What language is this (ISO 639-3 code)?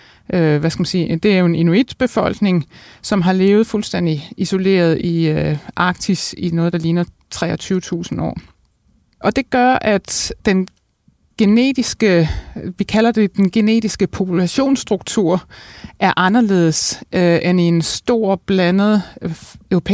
dan